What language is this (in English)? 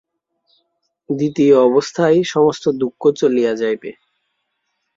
Bangla